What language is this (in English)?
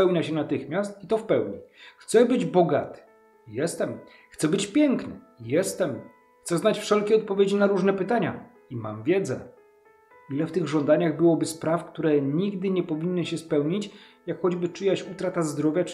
Polish